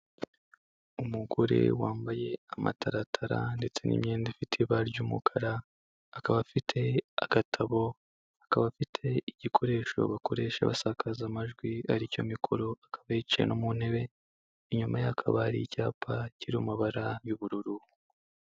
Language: Kinyarwanda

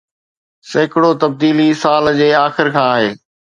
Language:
Sindhi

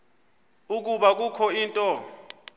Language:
Xhosa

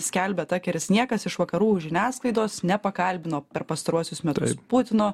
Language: Lithuanian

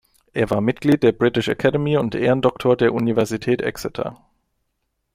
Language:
German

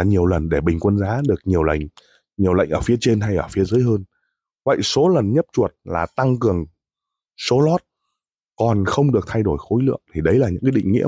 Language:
Vietnamese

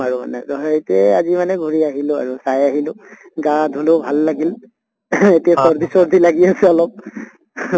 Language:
Assamese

